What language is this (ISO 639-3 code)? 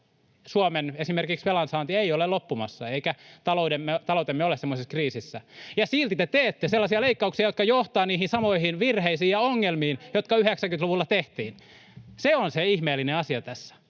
fin